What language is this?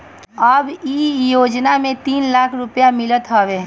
Bhojpuri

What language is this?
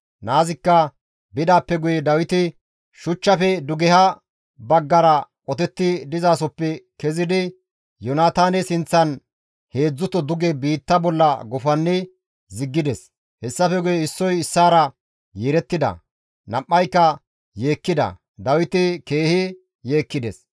Gamo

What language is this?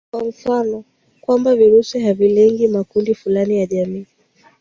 Swahili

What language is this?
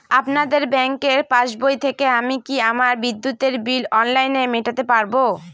Bangla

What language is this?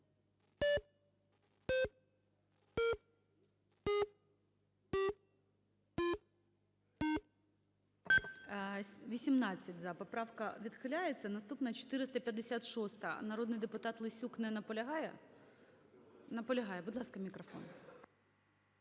Ukrainian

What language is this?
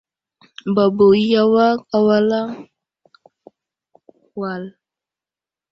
Wuzlam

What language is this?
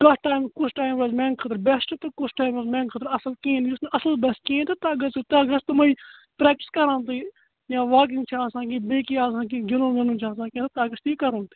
Kashmiri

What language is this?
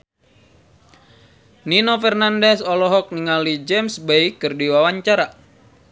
Sundanese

